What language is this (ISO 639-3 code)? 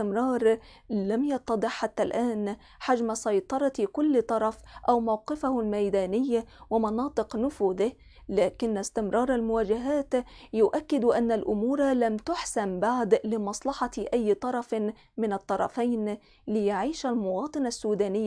ara